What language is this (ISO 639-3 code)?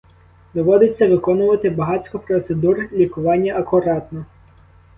ukr